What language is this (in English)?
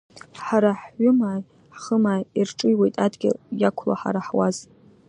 Abkhazian